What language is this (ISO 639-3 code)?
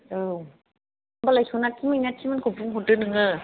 brx